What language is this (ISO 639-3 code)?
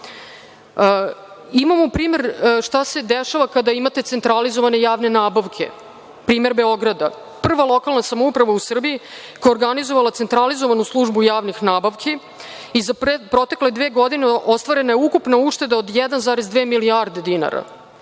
srp